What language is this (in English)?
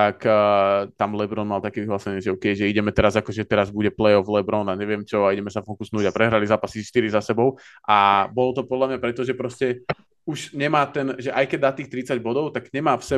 Slovak